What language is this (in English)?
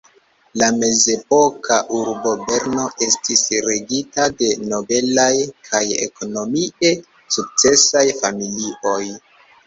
Esperanto